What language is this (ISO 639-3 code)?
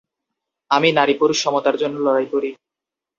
ben